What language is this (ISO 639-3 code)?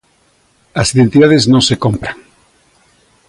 glg